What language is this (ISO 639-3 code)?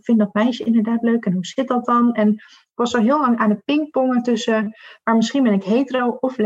nld